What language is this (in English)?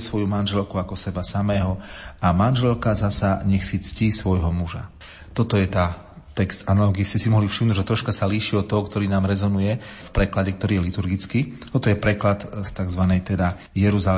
Slovak